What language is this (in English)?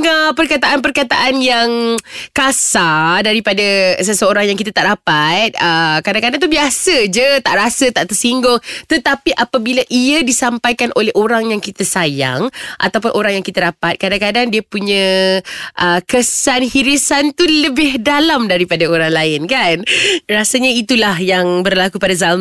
Malay